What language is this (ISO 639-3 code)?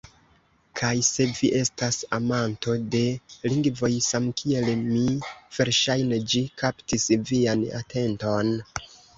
epo